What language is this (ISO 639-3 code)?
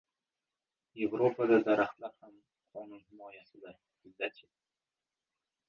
uzb